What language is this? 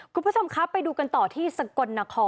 Thai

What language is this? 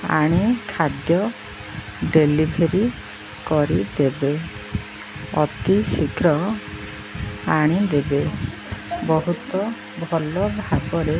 Odia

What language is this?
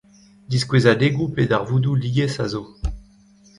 Breton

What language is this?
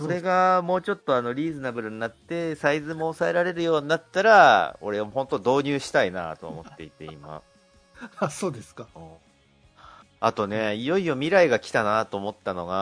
Japanese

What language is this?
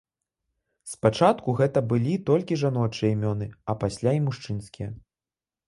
Belarusian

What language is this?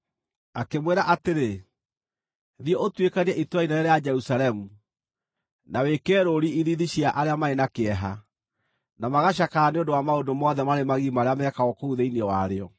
Kikuyu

